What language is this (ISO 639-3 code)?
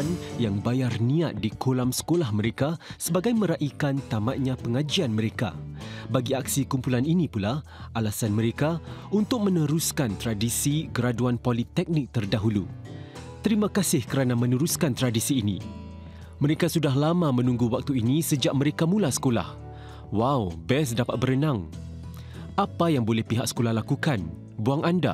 msa